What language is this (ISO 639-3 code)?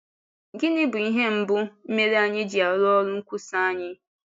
ibo